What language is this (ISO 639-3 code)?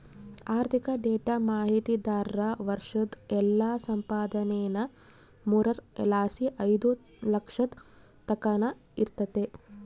kan